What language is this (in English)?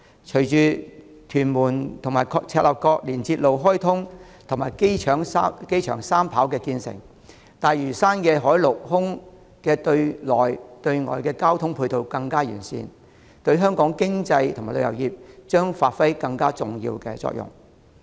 Cantonese